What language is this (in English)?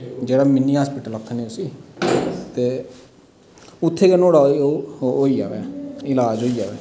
Dogri